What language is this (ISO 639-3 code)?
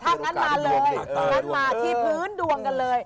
tha